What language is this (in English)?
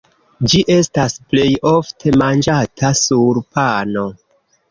Esperanto